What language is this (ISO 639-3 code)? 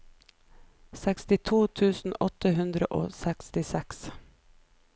nor